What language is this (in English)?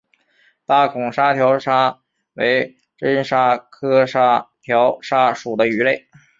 Chinese